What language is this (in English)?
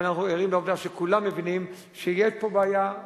Hebrew